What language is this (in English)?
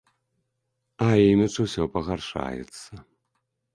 Belarusian